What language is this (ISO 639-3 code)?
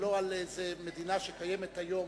heb